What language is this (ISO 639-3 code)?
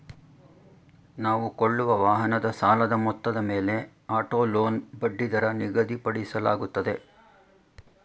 kan